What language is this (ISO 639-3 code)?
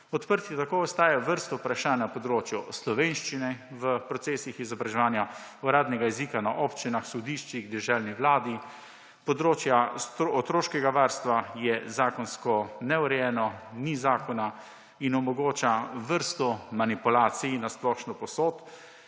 slv